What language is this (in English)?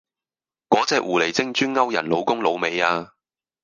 Cantonese